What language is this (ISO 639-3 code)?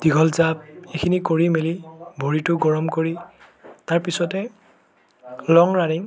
asm